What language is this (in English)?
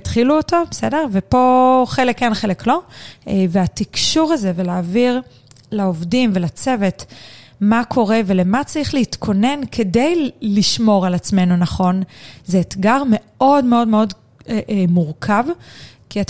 Hebrew